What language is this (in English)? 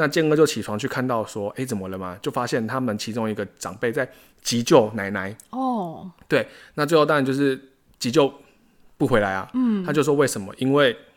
Chinese